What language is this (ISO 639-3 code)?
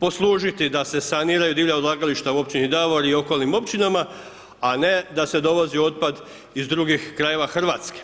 hrv